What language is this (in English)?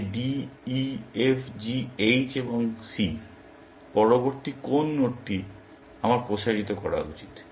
Bangla